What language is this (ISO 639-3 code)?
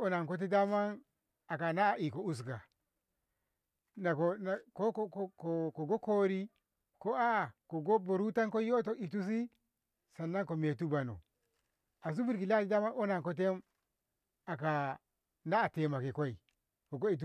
nbh